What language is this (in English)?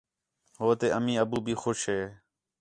Khetrani